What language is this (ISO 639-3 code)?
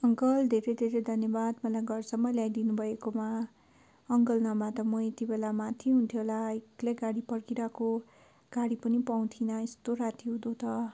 nep